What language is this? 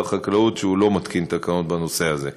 Hebrew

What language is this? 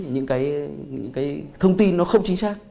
Vietnamese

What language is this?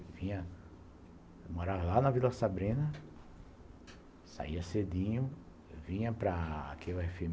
Portuguese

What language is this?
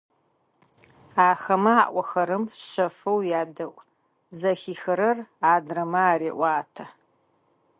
Adyghe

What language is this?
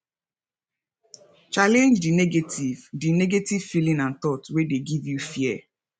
Nigerian Pidgin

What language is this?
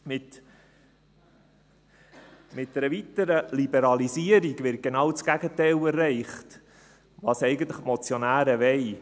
Swiss German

